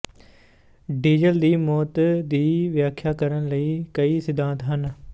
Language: Punjabi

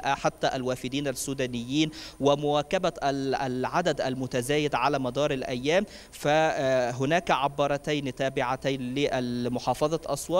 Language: Arabic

